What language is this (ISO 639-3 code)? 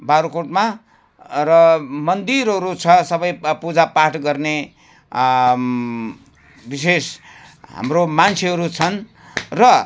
nep